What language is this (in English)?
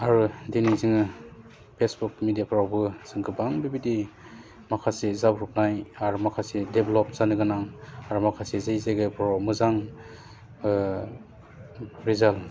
Bodo